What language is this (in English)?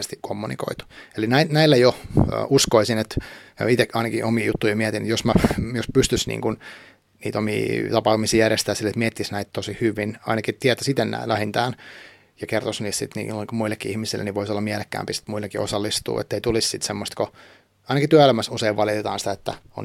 Finnish